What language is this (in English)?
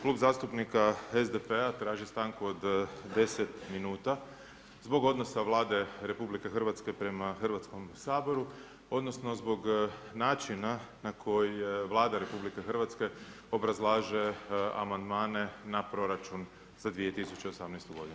Croatian